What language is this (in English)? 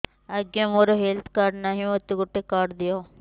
Odia